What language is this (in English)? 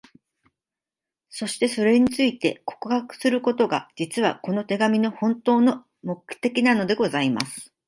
Japanese